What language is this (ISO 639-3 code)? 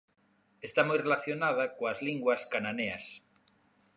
glg